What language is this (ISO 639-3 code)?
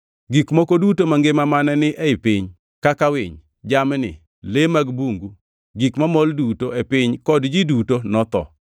luo